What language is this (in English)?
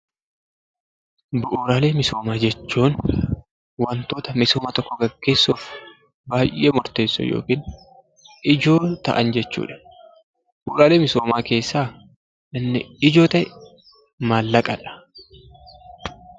Oromo